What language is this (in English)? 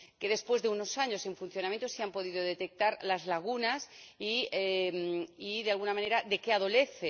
Spanish